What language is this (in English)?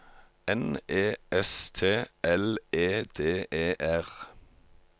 Norwegian